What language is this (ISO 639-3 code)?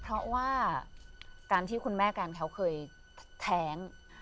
tha